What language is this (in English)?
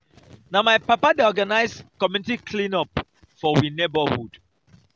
Nigerian Pidgin